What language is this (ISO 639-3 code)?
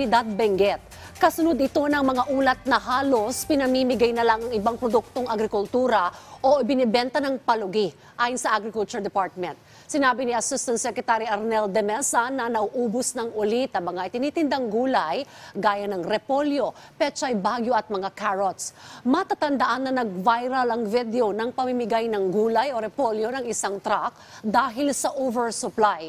fil